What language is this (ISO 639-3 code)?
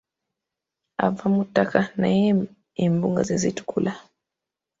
lug